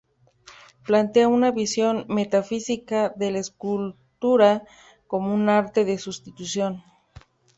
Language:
Spanish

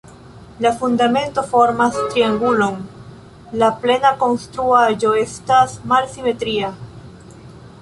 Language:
Esperanto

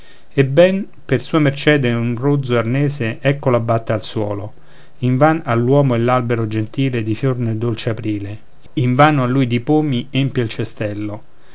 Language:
Italian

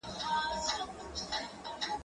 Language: Pashto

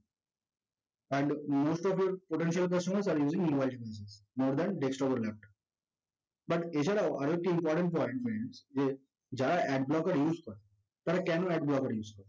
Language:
Bangla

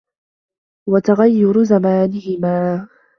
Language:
Arabic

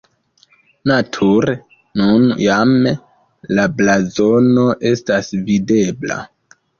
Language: Esperanto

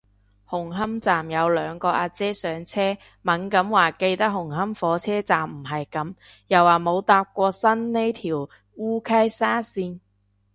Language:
Cantonese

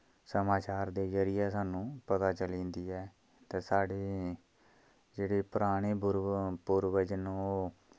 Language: Dogri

